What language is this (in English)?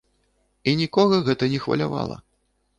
Belarusian